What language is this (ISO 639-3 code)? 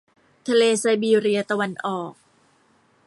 tha